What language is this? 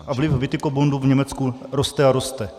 Czech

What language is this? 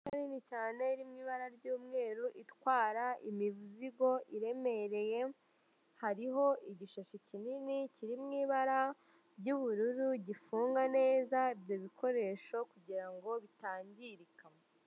Kinyarwanda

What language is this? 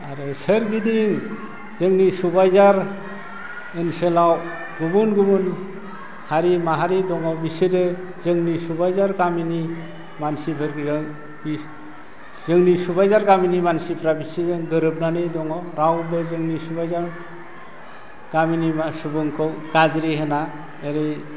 Bodo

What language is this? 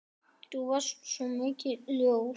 Icelandic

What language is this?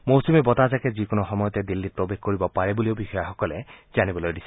Assamese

